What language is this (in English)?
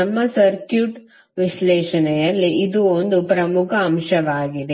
Kannada